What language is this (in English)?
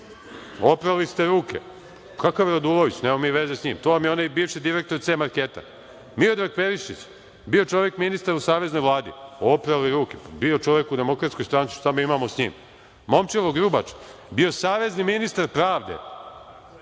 Serbian